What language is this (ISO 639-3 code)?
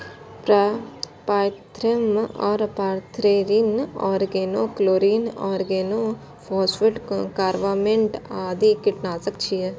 mai